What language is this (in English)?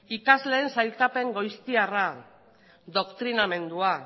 Basque